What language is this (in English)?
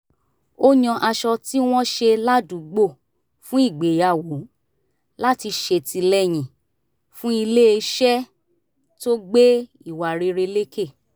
Yoruba